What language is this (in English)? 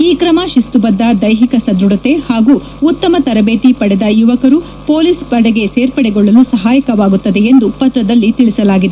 Kannada